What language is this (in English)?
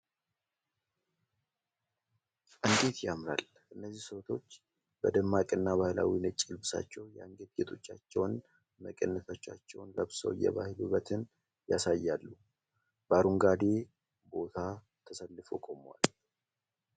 Amharic